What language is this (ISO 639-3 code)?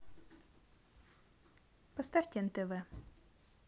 rus